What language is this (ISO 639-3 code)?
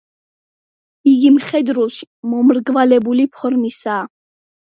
kat